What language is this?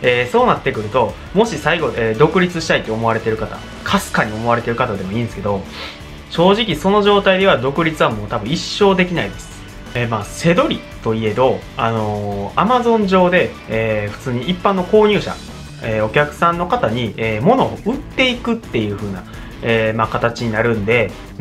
Japanese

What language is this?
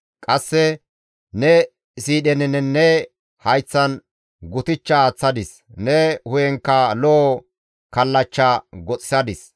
Gamo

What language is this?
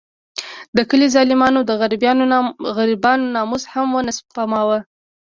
Pashto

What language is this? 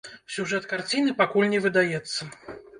Belarusian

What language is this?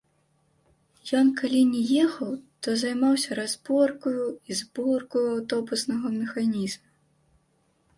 Belarusian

